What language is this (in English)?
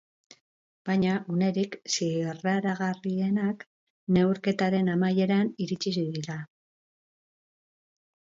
Basque